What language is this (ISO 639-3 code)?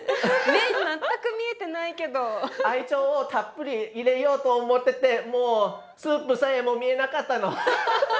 jpn